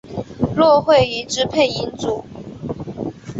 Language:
Chinese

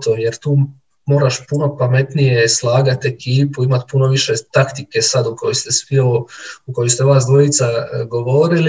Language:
Croatian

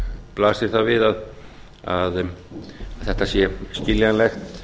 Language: Icelandic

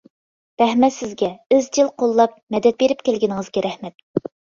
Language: Uyghur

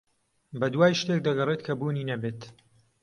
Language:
Central Kurdish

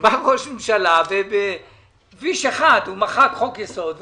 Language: Hebrew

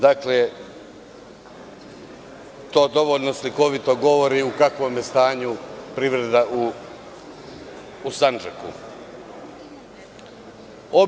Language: Serbian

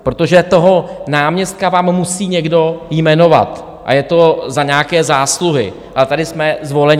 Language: Czech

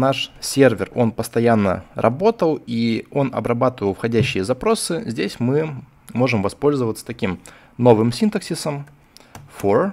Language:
Russian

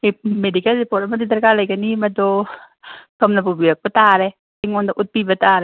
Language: Manipuri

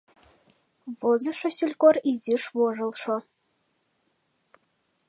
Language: Mari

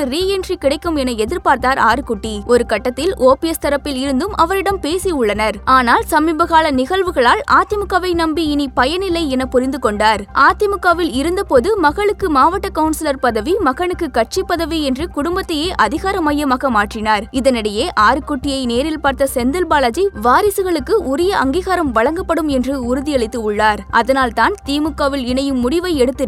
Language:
Tamil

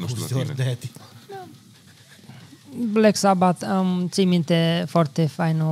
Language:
Romanian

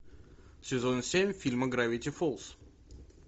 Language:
Russian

